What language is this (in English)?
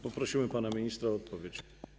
Polish